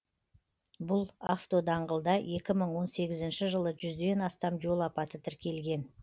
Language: Kazakh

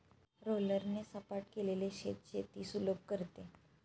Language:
Marathi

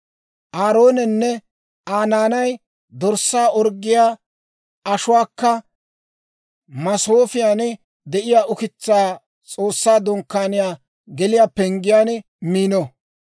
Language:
Dawro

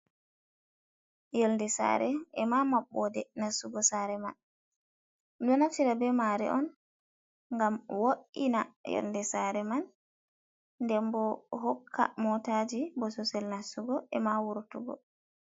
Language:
Fula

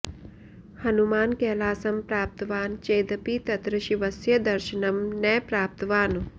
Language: Sanskrit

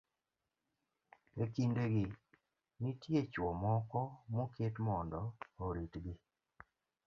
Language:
Luo (Kenya and Tanzania)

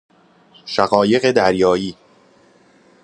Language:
Persian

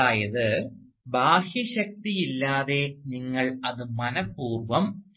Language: Malayalam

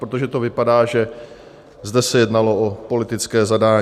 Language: Czech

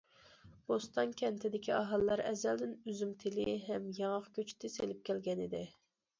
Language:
Uyghur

